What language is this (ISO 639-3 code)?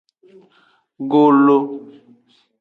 ajg